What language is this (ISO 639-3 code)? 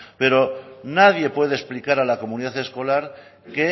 spa